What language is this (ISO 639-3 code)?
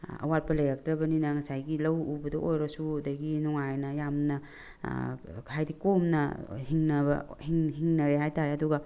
mni